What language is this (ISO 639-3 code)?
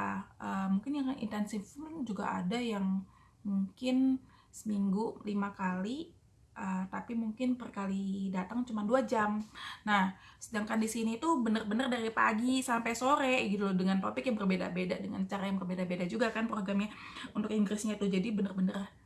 ind